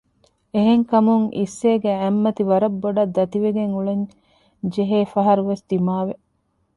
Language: Divehi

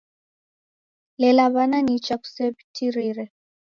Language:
Taita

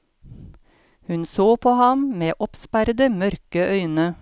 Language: Norwegian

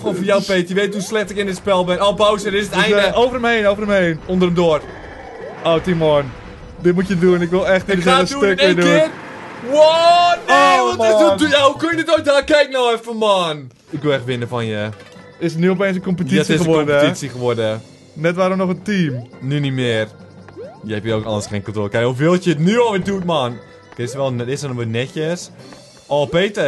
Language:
Dutch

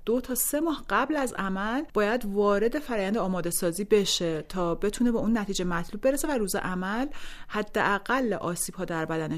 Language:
Persian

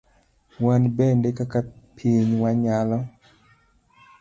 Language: Luo (Kenya and Tanzania)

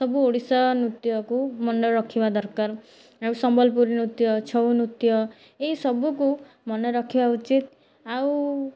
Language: Odia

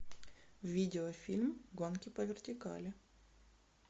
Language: Russian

